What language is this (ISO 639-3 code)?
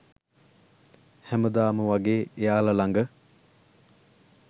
sin